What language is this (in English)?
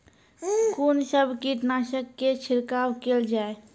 Maithili